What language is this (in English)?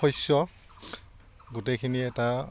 Assamese